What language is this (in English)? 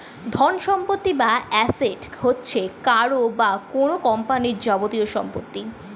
Bangla